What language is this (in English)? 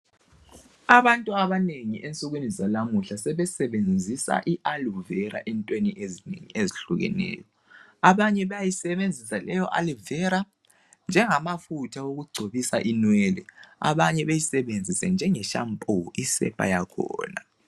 North Ndebele